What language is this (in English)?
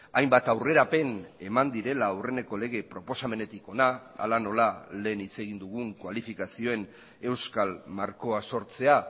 Basque